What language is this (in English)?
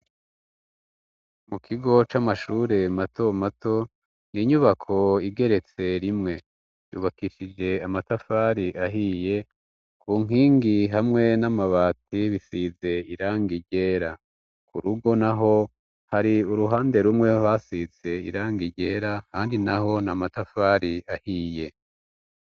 Rundi